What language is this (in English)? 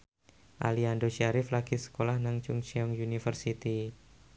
Javanese